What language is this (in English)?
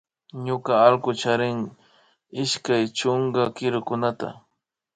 Imbabura Highland Quichua